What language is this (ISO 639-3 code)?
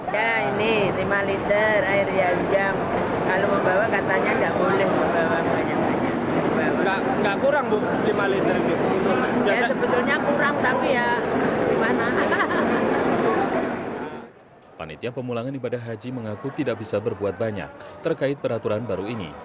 ind